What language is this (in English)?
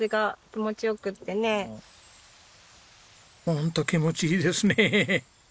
Japanese